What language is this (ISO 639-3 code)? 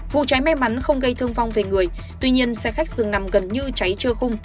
vie